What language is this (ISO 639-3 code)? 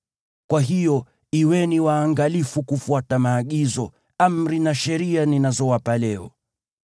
swa